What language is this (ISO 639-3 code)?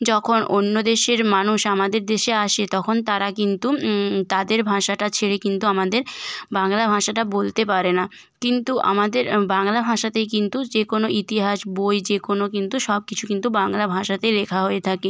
ben